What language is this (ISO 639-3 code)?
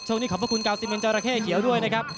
tha